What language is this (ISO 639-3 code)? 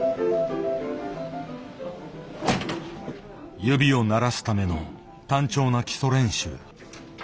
jpn